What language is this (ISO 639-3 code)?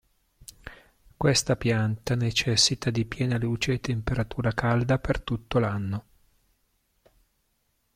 ita